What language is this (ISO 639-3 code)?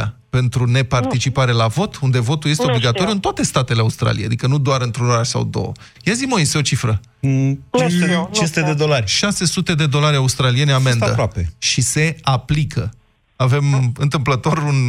ron